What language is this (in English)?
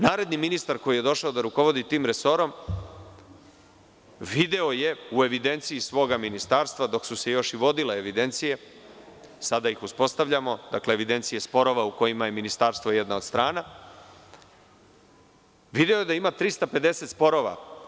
Serbian